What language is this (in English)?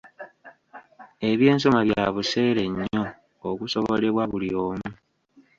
Ganda